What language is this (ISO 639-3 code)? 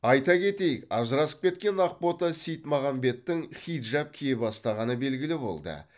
kaz